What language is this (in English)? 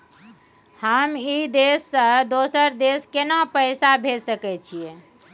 Maithili